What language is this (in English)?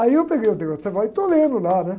Portuguese